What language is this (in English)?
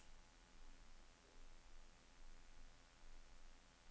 Norwegian